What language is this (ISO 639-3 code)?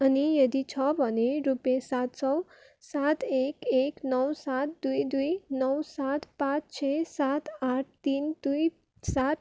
nep